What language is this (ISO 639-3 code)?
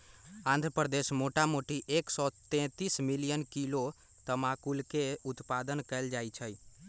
mag